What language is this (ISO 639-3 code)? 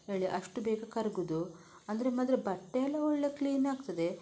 kan